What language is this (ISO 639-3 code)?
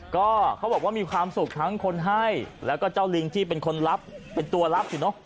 tha